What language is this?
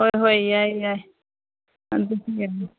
Manipuri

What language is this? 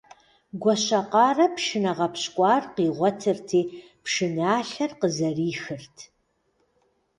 Kabardian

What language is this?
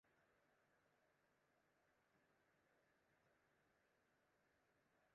Western Frisian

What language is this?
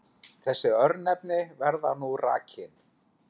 Icelandic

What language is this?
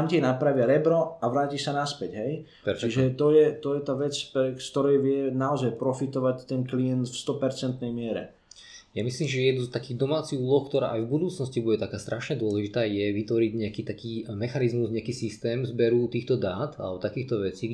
Slovak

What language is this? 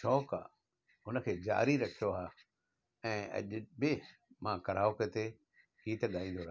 Sindhi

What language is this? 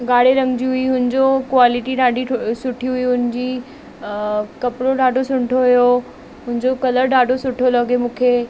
Sindhi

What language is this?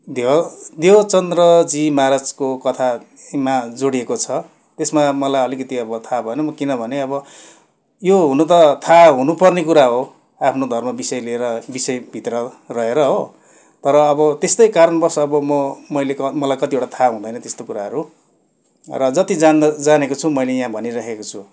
Nepali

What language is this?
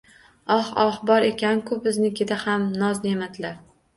Uzbek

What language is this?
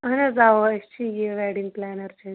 Kashmiri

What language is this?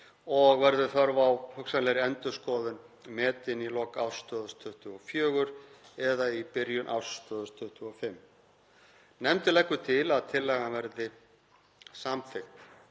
Icelandic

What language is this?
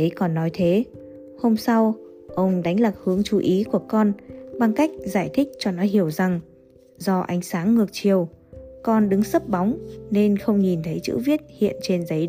Vietnamese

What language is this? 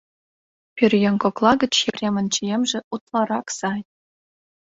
Mari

